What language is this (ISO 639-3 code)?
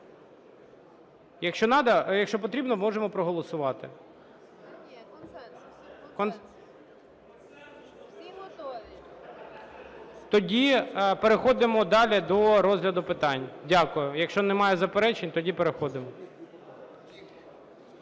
ukr